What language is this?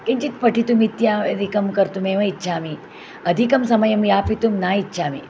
Sanskrit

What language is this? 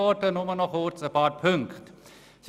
Swiss German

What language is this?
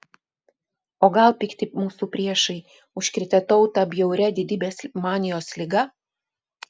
Lithuanian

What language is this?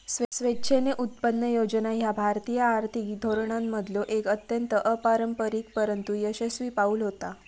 Marathi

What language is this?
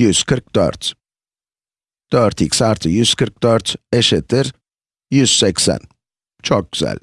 Turkish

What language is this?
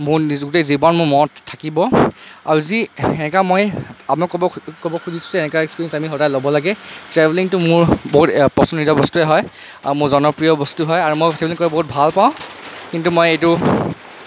Assamese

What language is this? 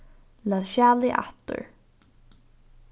Faroese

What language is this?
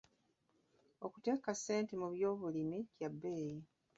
Ganda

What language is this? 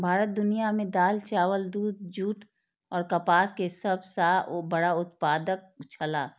Maithili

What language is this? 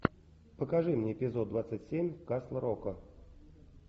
Russian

